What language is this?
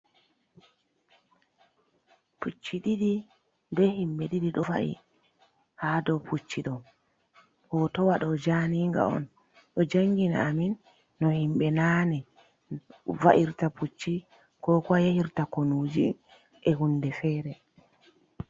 Fula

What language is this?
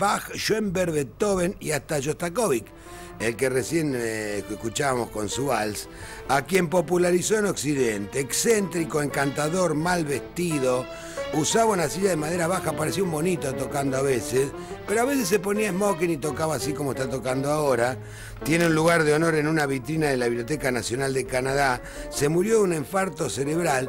Spanish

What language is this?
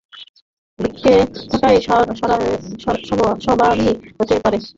Bangla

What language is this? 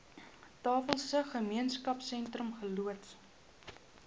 Afrikaans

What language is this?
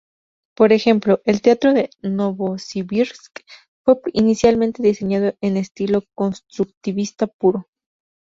Spanish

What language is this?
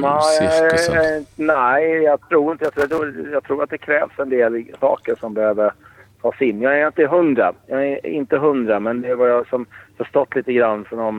Swedish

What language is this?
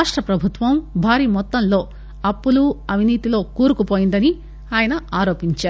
Telugu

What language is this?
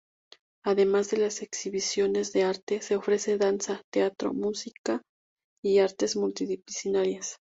Spanish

